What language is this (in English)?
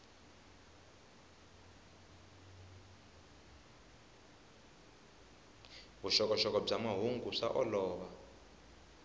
Tsonga